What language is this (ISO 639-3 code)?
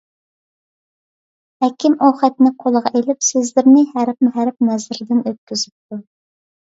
uig